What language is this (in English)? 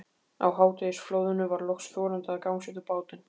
Icelandic